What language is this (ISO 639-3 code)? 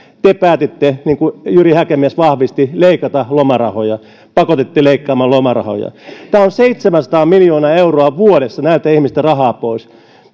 fin